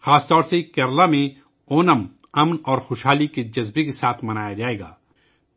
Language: Urdu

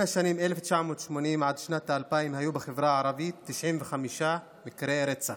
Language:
Hebrew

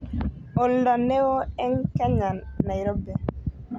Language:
Kalenjin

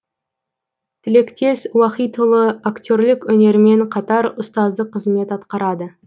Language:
Kazakh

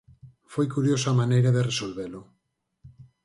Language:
Galician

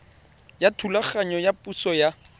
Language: Tswana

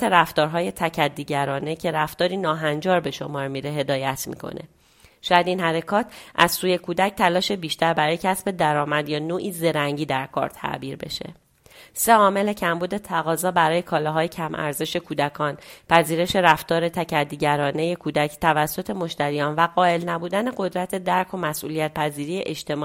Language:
Persian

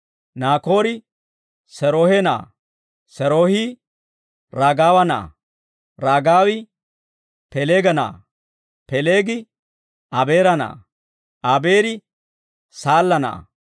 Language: Dawro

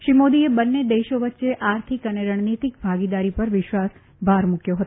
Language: Gujarati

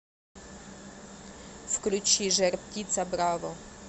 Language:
Russian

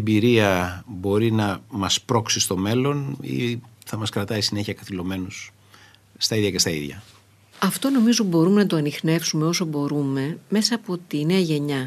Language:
Greek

